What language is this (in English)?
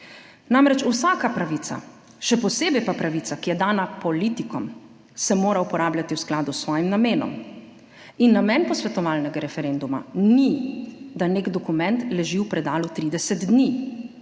Slovenian